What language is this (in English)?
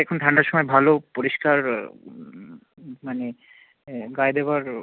Bangla